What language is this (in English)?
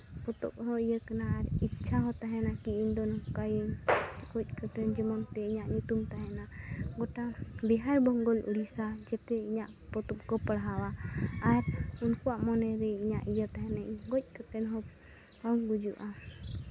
Santali